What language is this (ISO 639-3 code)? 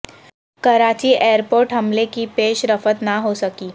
urd